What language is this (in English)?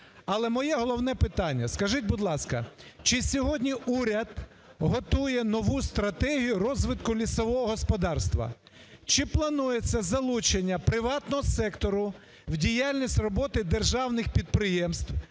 Ukrainian